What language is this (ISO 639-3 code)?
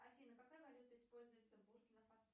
rus